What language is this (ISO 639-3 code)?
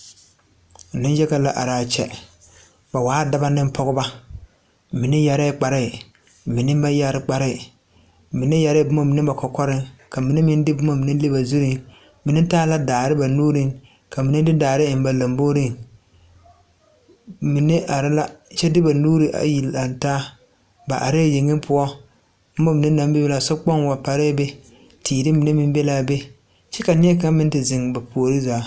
dga